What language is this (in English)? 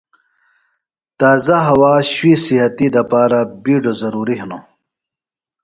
Phalura